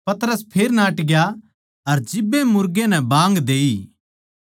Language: Haryanvi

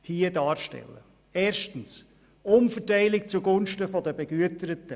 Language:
Swiss German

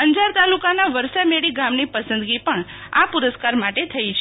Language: Gujarati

